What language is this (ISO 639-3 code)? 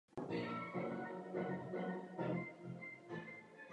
ces